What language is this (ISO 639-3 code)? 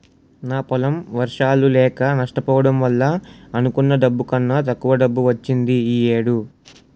tel